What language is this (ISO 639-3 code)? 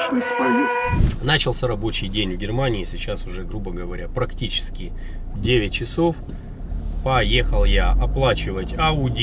rus